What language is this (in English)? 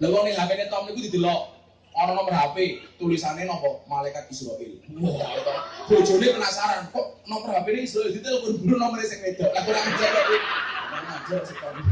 Indonesian